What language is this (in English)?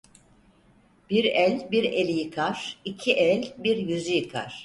Turkish